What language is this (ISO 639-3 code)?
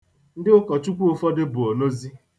ibo